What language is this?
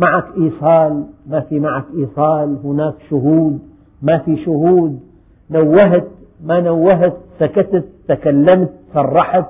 Arabic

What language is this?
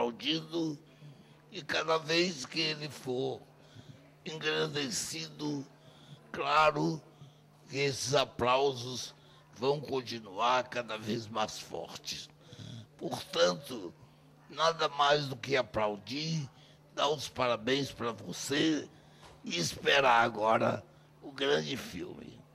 Portuguese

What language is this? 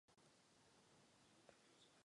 Czech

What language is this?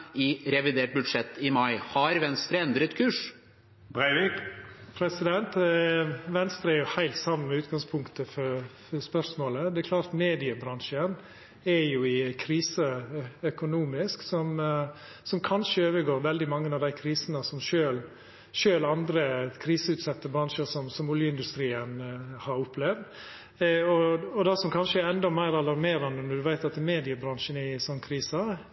Norwegian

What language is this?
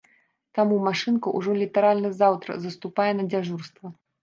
Belarusian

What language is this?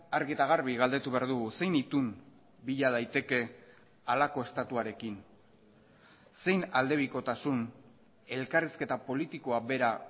Basque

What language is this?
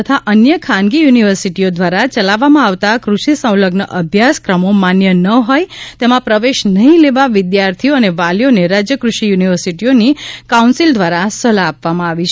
Gujarati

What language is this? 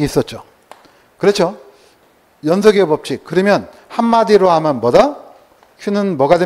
Korean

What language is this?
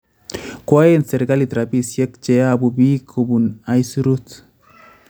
Kalenjin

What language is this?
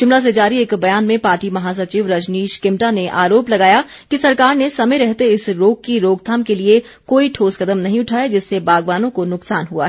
Hindi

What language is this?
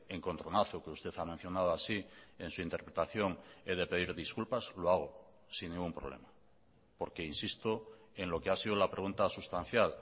Spanish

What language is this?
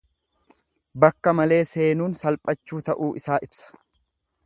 Oromo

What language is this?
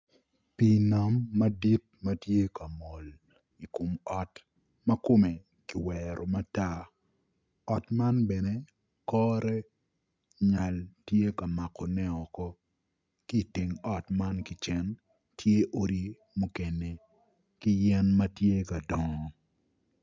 Acoli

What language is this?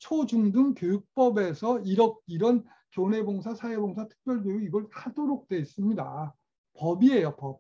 Korean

